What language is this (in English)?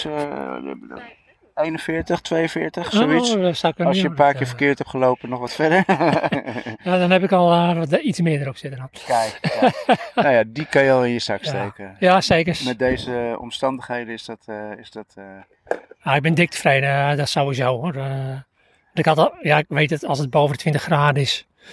Dutch